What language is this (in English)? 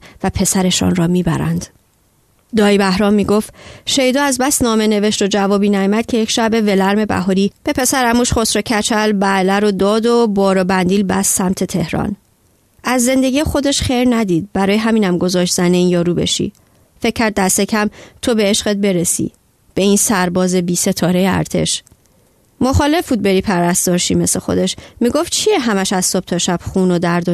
Persian